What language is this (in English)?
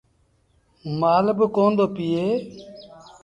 Sindhi Bhil